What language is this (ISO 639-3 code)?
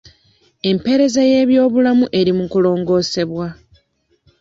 lug